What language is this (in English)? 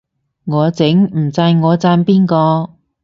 Cantonese